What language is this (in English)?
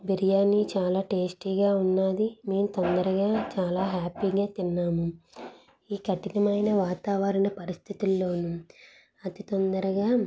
Telugu